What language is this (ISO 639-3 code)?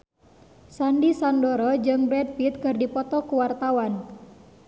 sun